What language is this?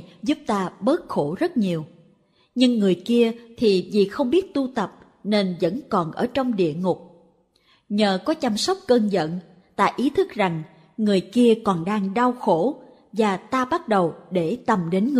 Vietnamese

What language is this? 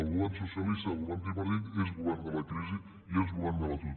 Catalan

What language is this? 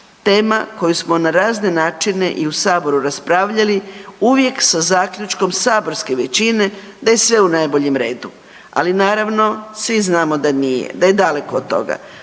Croatian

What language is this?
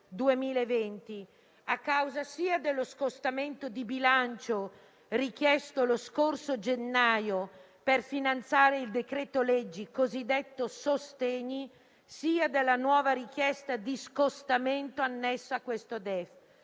Italian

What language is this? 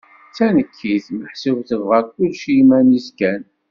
Kabyle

